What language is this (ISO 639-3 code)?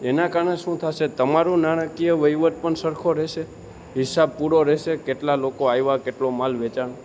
guj